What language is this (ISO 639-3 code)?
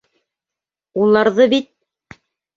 bak